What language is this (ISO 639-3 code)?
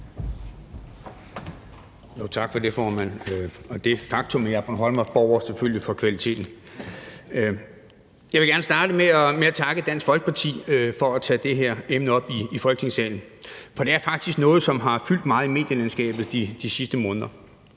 dan